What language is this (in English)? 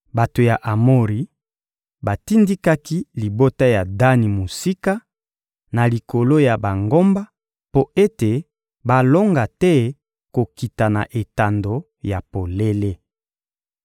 Lingala